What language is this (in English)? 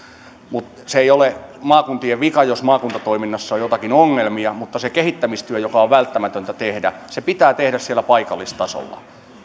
Finnish